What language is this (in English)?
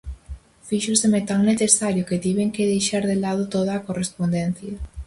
Galician